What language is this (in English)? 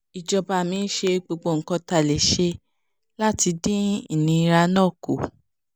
Yoruba